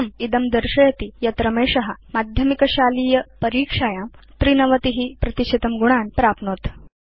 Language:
Sanskrit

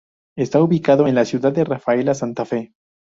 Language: Spanish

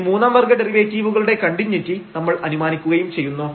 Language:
Malayalam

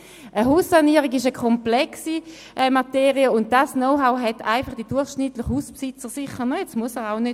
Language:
Swiss German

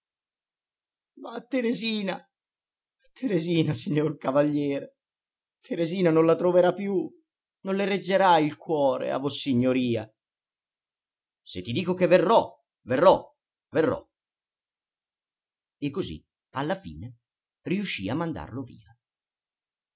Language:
Italian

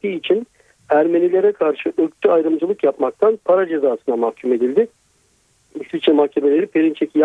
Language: Turkish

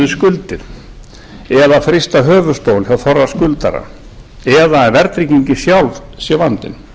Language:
Icelandic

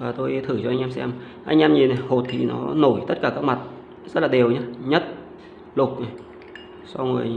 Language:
Vietnamese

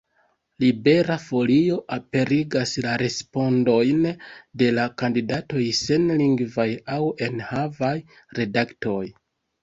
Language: Esperanto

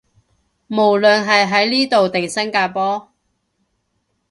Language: Cantonese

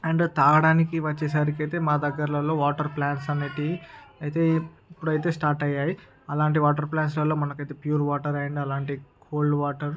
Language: Telugu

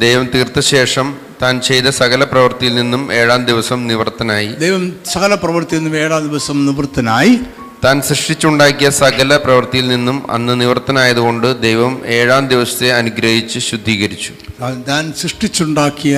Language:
Malayalam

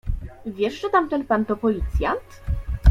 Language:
Polish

